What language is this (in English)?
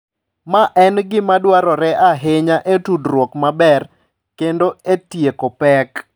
Luo (Kenya and Tanzania)